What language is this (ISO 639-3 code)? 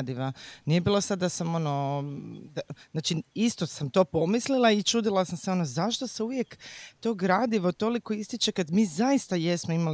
hrv